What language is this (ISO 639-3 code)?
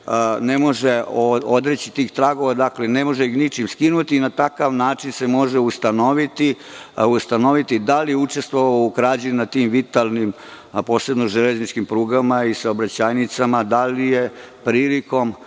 srp